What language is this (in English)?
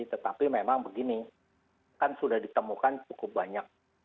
Indonesian